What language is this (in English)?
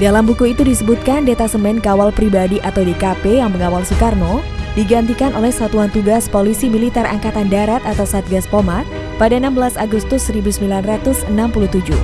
Indonesian